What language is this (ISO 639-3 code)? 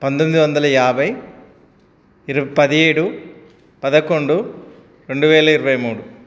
tel